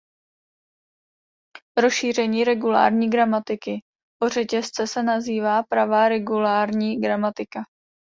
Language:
Czech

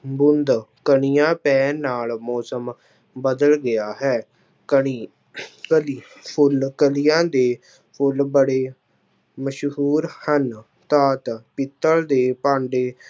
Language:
Punjabi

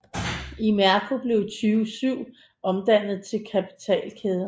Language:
Danish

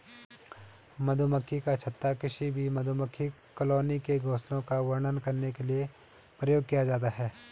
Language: Hindi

